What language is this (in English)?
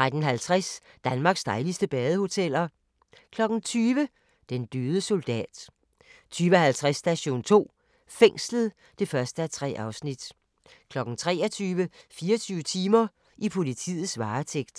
Danish